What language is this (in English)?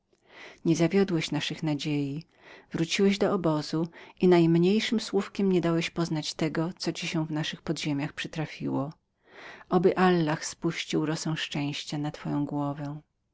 Polish